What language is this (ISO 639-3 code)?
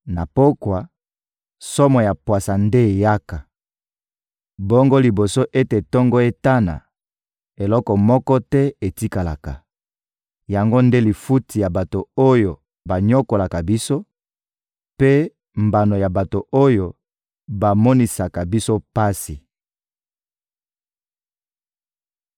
lin